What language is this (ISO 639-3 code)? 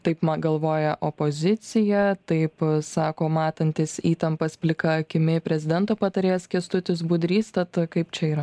lit